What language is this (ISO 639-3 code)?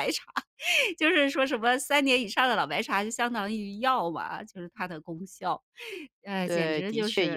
zho